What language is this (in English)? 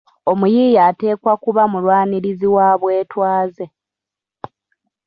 Ganda